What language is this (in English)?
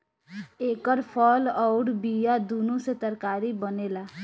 Bhojpuri